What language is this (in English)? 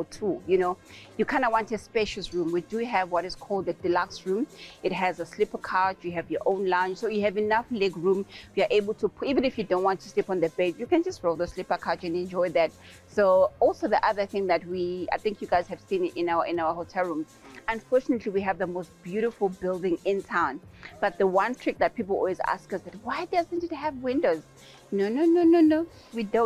English